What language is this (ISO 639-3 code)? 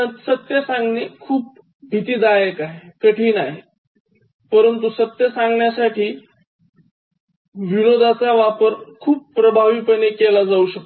mar